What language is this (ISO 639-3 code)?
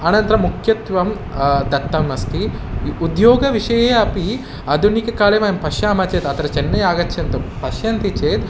san